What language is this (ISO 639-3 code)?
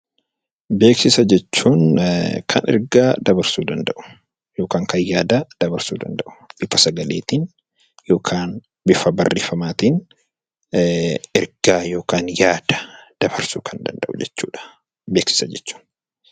orm